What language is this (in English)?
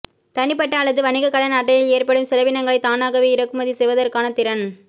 Tamil